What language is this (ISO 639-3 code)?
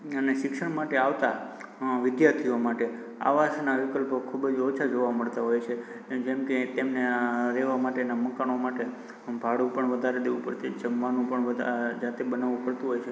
guj